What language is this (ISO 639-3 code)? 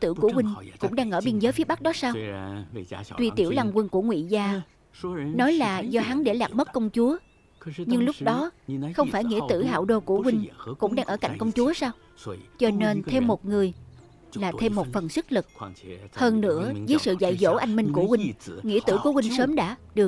vie